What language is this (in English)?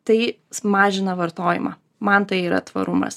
Lithuanian